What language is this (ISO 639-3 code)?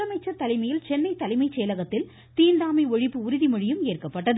tam